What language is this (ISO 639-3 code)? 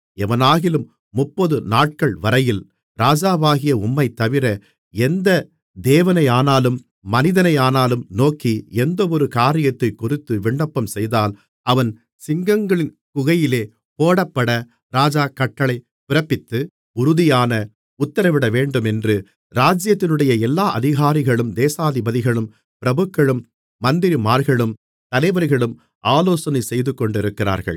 tam